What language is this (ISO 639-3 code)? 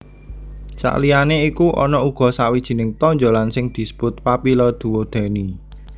jav